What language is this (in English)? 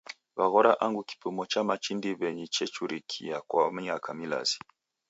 Taita